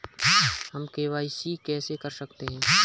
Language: Hindi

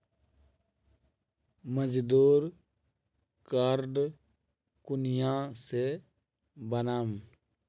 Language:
Magahi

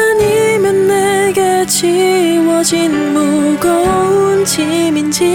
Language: Korean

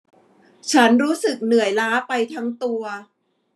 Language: Thai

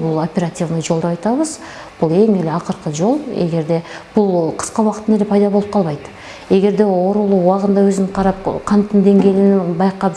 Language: Turkish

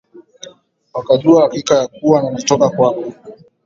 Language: Swahili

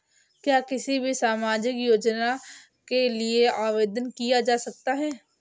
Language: Hindi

